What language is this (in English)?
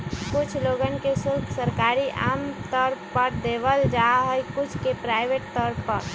Magahi